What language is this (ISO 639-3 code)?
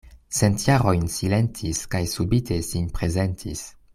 epo